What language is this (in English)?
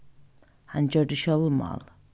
Faroese